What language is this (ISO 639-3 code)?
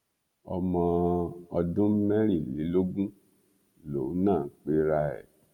yor